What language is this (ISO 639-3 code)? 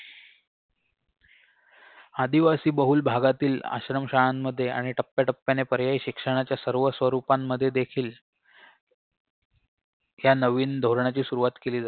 mar